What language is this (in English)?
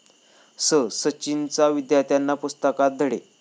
Marathi